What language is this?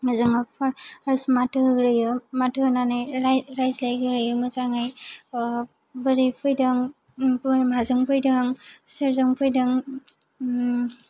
Bodo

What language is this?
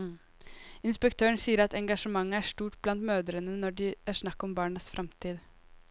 Norwegian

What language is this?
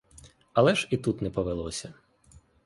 Ukrainian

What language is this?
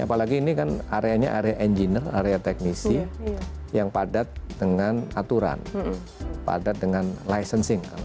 Indonesian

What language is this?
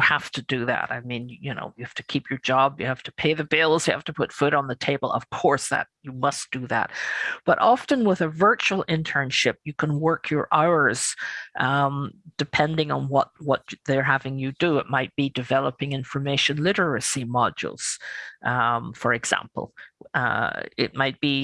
English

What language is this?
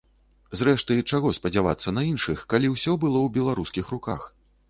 Belarusian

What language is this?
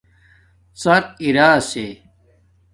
Domaaki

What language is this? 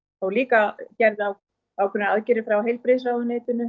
Icelandic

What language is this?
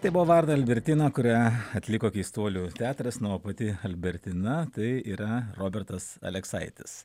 Lithuanian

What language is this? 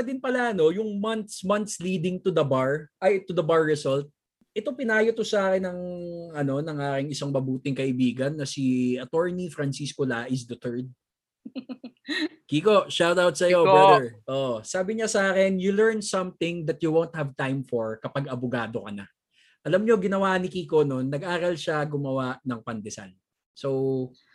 Filipino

